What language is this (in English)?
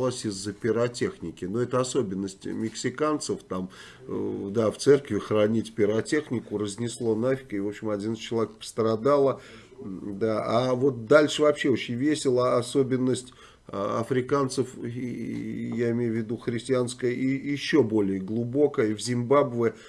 Russian